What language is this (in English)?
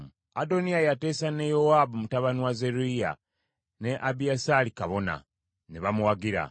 Ganda